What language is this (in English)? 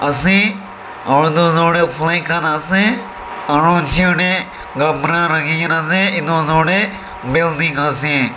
Naga Pidgin